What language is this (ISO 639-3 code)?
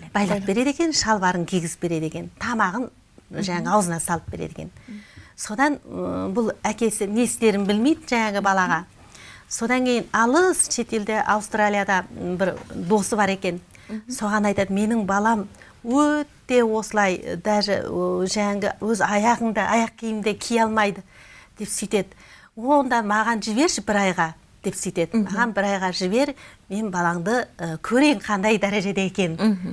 tur